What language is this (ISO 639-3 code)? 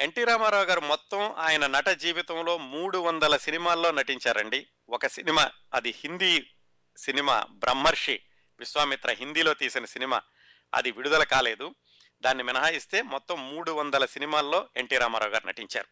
tel